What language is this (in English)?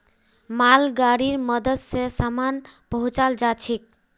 Magahi